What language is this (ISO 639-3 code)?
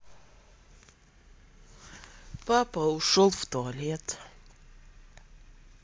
rus